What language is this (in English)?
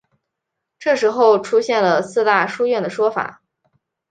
Chinese